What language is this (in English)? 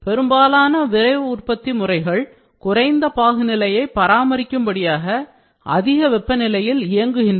Tamil